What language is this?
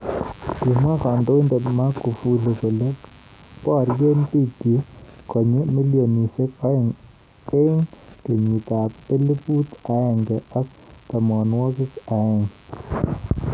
Kalenjin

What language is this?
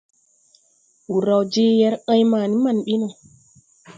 Tupuri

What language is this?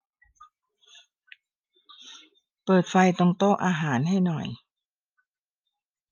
Thai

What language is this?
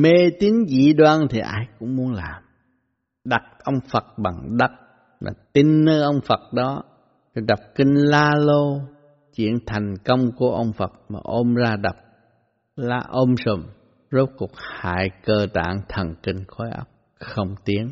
Vietnamese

